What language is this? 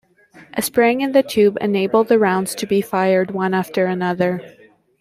English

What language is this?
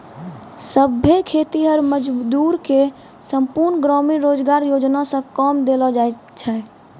Maithili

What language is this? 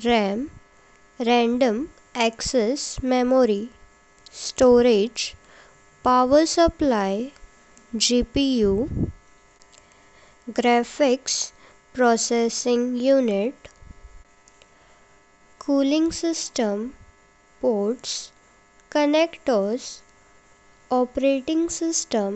Konkani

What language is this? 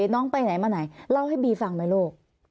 Thai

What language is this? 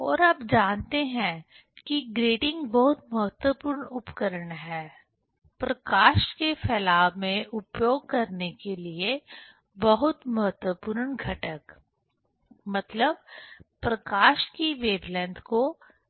Hindi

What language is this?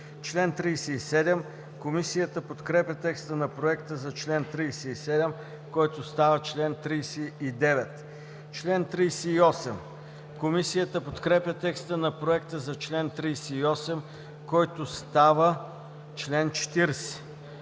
Bulgarian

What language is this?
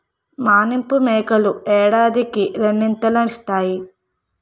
Telugu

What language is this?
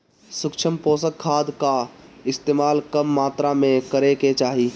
Bhojpuri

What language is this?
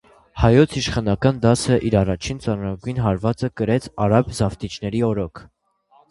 Armenian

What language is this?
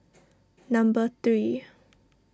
English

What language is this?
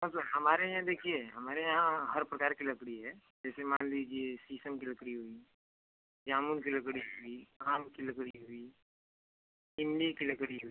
Hindi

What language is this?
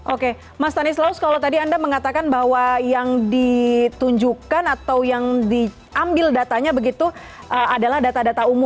Indonesian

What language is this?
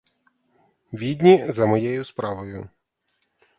Ukrainian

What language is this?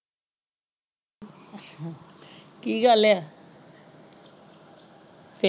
Punjabi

